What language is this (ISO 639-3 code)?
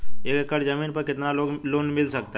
hin